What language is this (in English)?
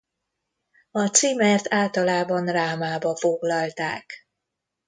Hungarian